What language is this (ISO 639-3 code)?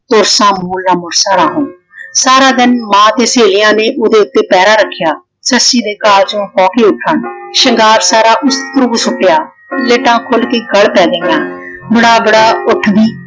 pan